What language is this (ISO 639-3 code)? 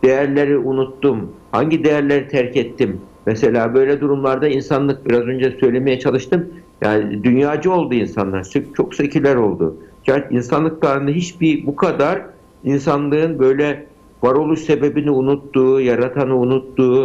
tur